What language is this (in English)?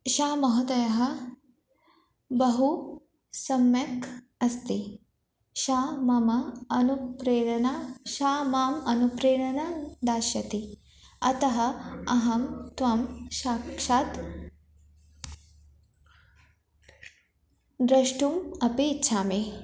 Sanskrit